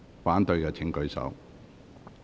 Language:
Cantonese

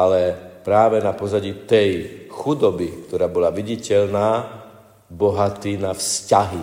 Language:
Slovak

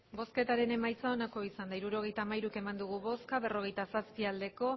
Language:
Basque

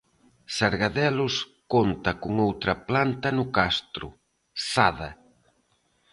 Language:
Galician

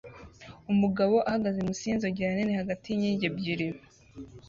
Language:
Kinyarwanda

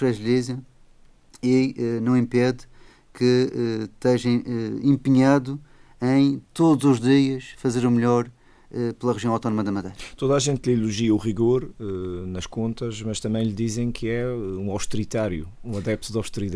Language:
Portuguese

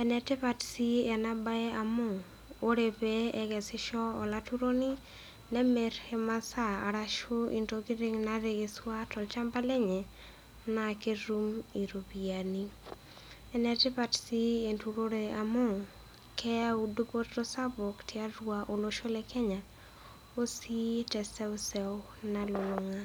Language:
Masai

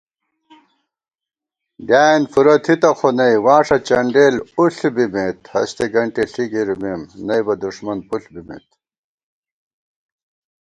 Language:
Gawar-Bati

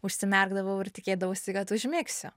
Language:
Lithuanian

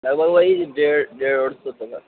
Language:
Urdu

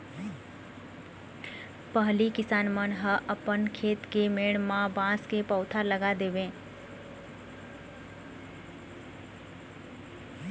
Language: Chhattisgarhi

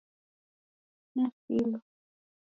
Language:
Taita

